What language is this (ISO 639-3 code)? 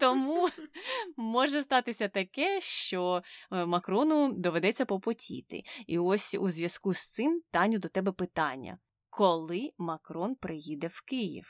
ukr